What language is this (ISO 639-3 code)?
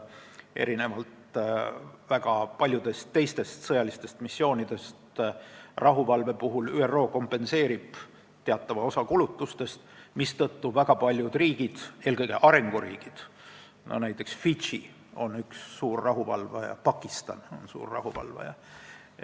est